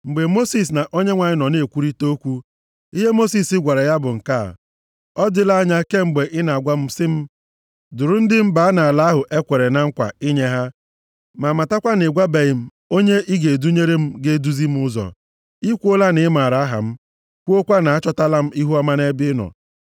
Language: Igbo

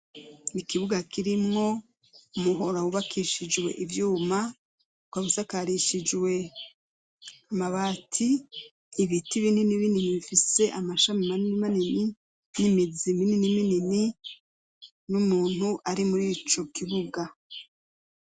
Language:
Rundi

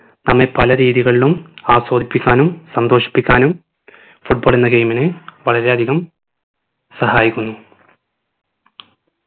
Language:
Malayalam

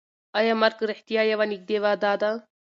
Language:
Pashto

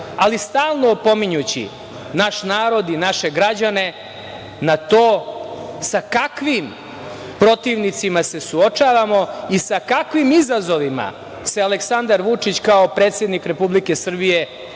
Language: Serbian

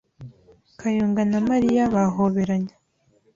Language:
Kinyarwanda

